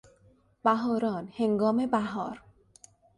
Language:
Persian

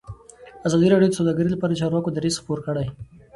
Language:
Pashto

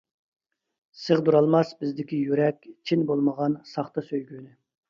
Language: Uyghur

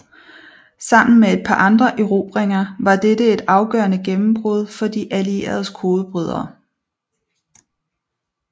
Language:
Danish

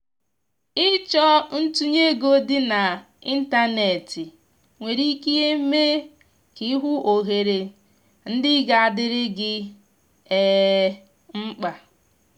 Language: Igbo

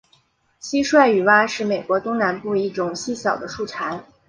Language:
Chinese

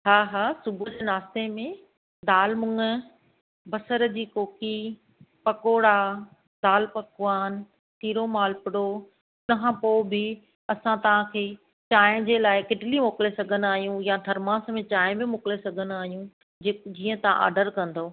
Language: Sindhi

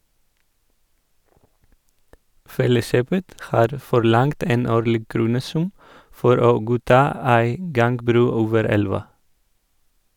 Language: Norwegian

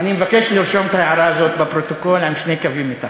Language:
Hebrew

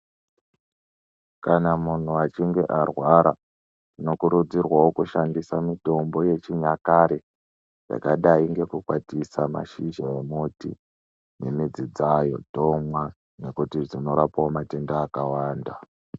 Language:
Ndau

